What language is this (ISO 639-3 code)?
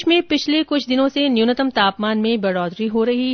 hin